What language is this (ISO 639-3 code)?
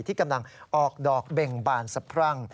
tha